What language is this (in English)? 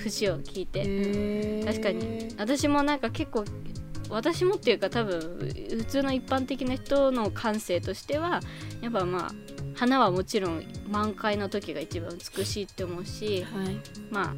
Japanese